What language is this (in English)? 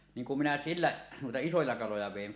Finnish